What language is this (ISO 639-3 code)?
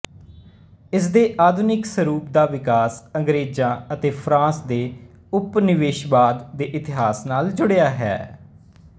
pan